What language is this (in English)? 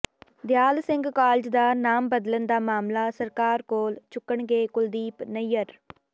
Punjabi